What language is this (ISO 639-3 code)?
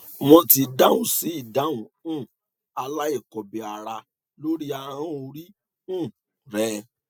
yor